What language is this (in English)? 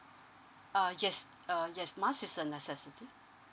English